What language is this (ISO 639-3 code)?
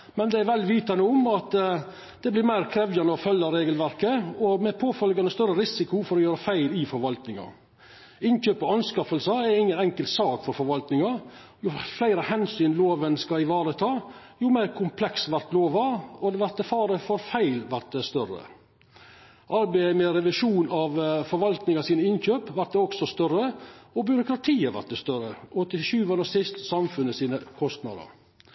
nno